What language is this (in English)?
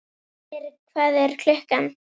Icelandic